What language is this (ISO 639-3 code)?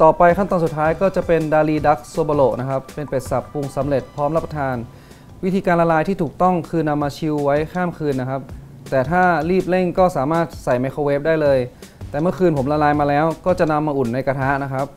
tha